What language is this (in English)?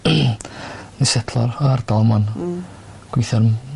Welsh